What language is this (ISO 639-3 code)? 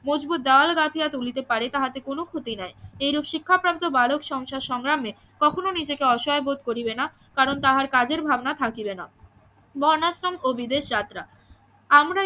ben